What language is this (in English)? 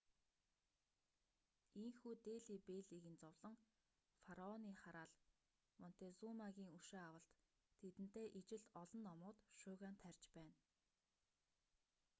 Mongolian